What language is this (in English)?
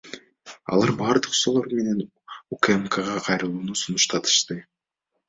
Kyrgyz